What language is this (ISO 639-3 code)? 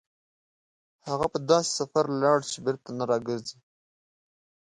pus